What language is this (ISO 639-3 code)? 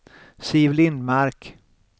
swe